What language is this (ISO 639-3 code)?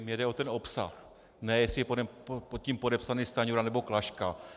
ces